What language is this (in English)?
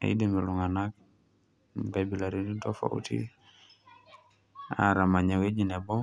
Masai